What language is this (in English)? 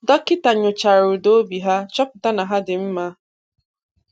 Igbo